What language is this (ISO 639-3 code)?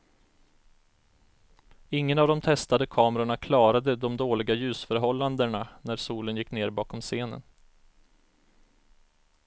swe